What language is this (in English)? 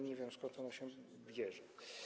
Polish